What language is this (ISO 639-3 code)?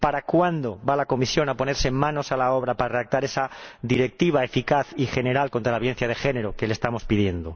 spa